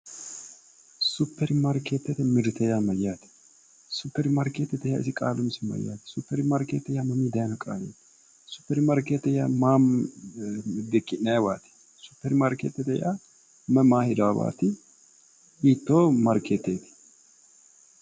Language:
Sidamo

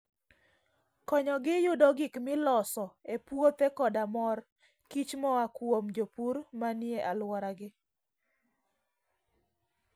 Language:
Luo (Kenya and Tanzania)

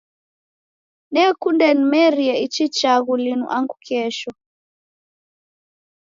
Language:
Taita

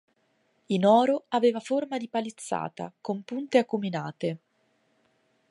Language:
Italian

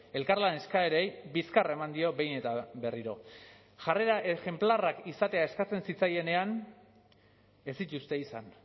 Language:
Basque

